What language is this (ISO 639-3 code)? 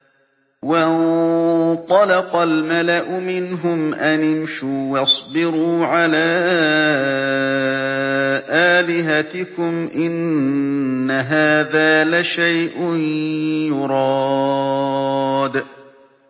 ara